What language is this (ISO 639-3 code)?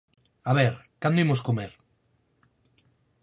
glg